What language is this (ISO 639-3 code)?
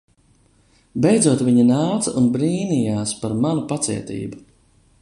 lav